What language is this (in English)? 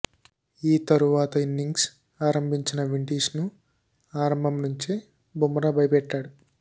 Telugu